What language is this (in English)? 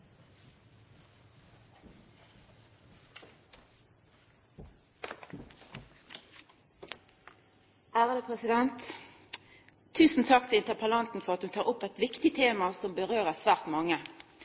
Norwegian